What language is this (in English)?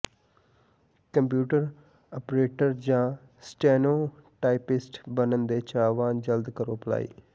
Punjabi